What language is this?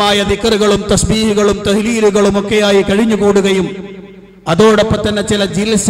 Arabic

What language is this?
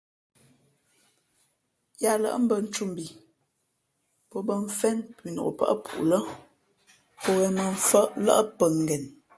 Fe'fe'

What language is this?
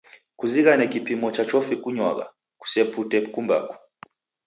Taita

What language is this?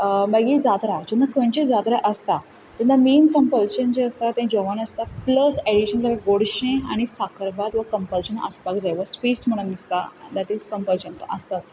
Konkani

